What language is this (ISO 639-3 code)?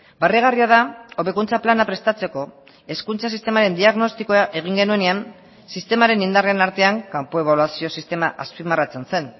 eus